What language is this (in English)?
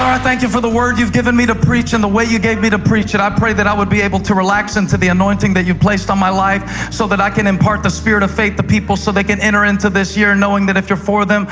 English